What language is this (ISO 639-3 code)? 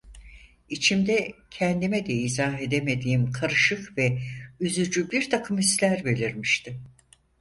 tur